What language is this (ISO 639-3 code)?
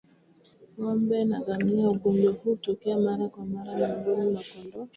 swa